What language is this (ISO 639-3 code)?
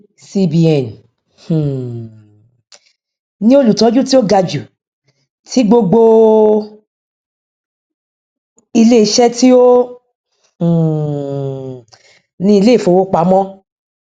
yor